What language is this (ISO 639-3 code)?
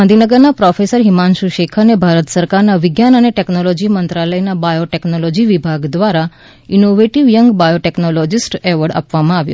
guj